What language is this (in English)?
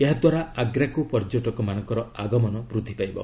Odia